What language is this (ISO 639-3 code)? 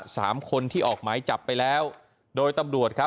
tha